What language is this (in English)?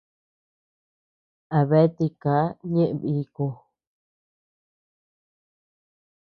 Tepeuxila Cuicatec